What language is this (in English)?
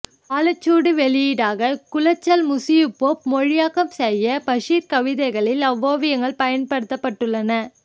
Tamil